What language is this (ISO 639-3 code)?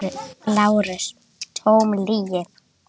isl